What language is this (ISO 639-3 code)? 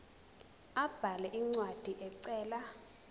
zul